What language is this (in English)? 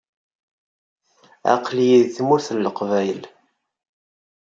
Kabyle